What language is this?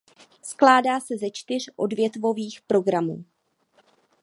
Czech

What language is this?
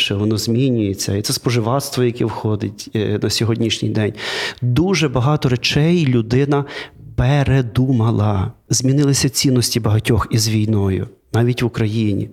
Ukrainian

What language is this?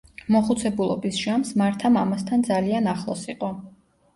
Georgian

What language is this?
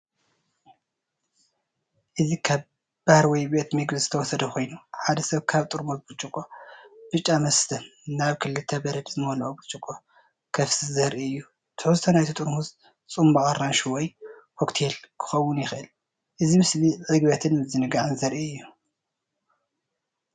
Tigrinya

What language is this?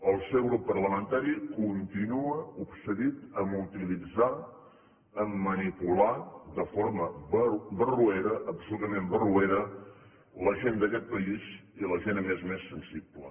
Catalan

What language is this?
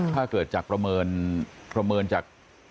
Thai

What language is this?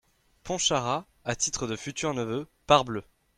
French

